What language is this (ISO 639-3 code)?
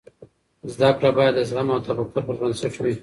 pus